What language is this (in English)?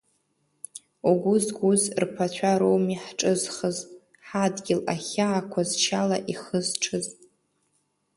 Abkhazian